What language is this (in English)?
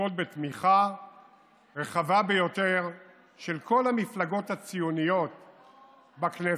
Hebrew